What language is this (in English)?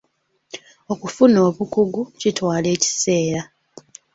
Ganda